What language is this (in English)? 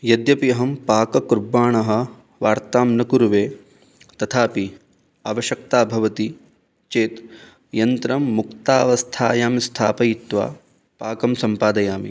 Sanskrit